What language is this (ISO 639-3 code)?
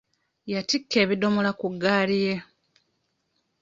lug